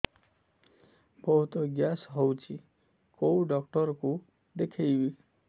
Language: Odia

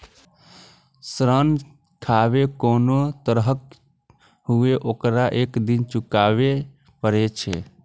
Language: Maithili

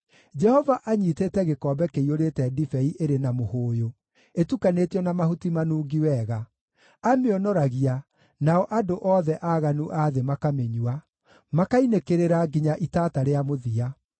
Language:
Kikuyu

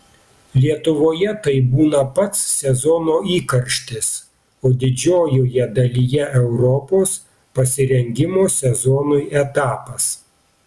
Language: Lithuanian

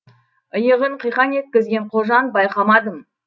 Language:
Kazakh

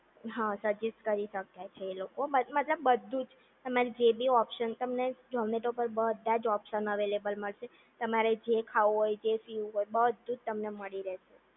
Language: Gujarati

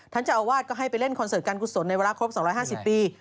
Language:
Thai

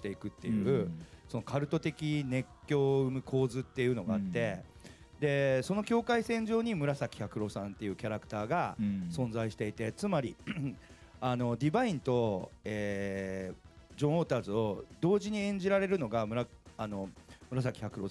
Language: Japanese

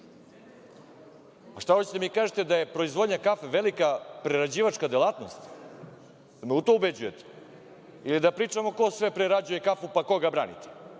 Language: Serbian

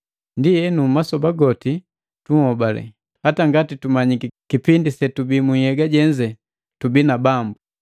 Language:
Matengo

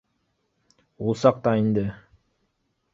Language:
Bashkir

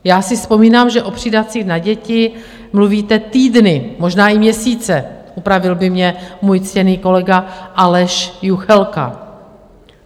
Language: Czech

